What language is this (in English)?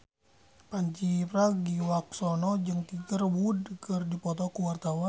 Sundanese